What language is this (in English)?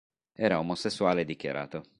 Italian